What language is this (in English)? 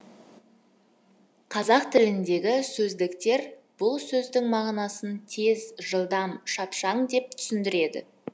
Kazakh